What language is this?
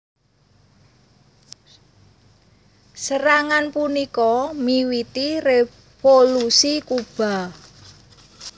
Javanese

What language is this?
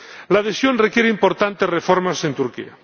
Spanish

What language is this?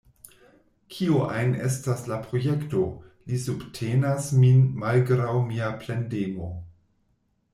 Esperanto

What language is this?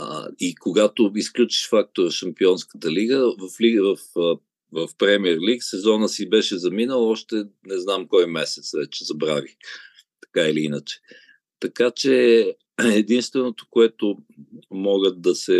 Bulgarian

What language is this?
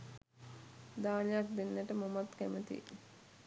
Sinhala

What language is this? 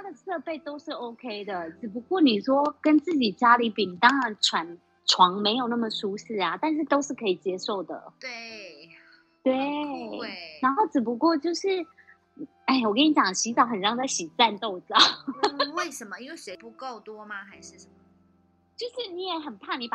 Chinese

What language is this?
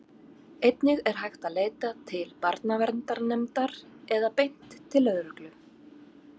Icelandic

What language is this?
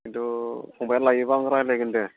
Bodo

